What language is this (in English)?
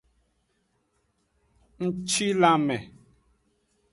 Aja (Benin)